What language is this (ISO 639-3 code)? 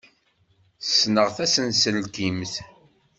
kab